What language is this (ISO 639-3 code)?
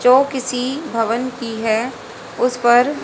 hin